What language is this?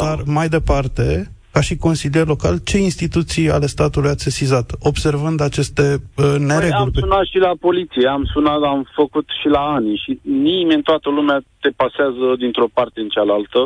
Romanian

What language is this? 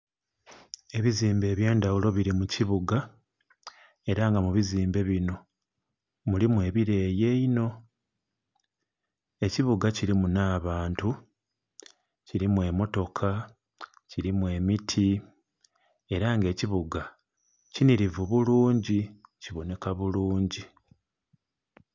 Soga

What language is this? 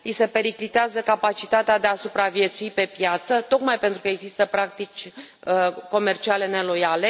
Romanian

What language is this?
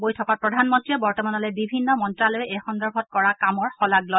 Assamese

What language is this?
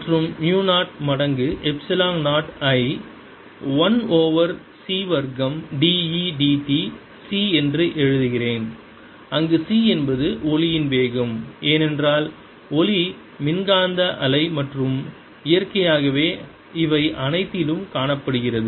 Tamil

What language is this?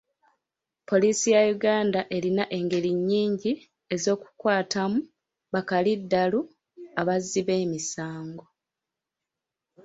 Ganda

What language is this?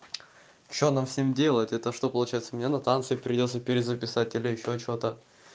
Russian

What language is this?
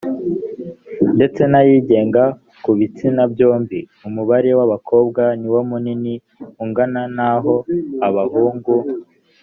Kinyarwanda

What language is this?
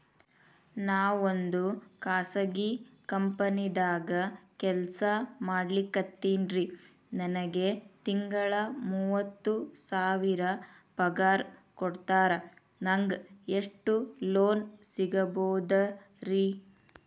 Kannada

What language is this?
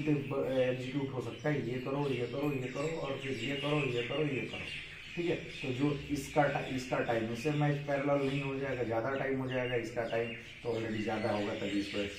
Hindi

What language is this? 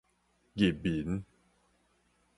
Min Nan Chinese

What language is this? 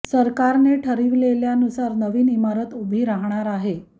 Marathi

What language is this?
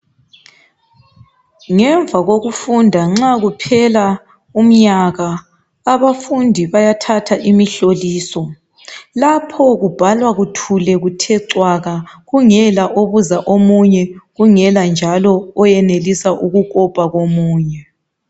North Ndebele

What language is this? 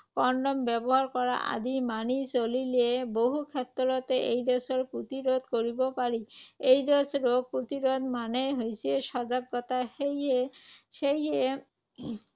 Assamese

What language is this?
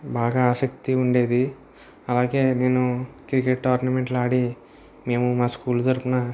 Telugu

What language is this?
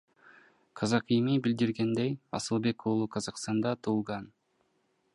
Kyrgyz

